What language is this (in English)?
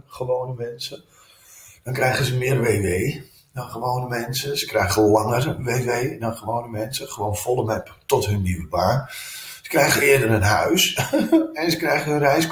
Dutch